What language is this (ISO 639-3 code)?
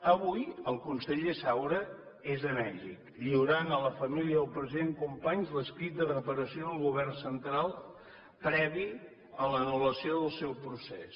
cat